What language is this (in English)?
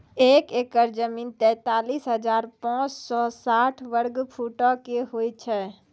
Maithili